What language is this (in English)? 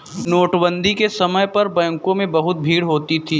Hindi